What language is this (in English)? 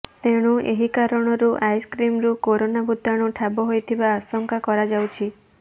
Odia